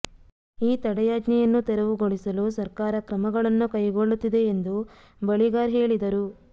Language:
Kannada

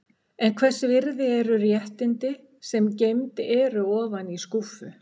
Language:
Icelandic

